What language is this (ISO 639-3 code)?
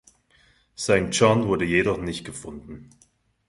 deu